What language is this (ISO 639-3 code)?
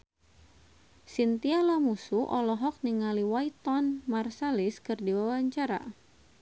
sun